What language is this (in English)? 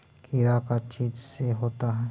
Magahi